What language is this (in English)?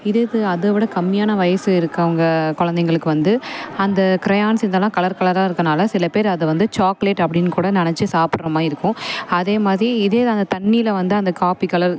Tamil